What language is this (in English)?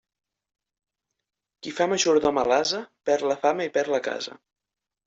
Catalan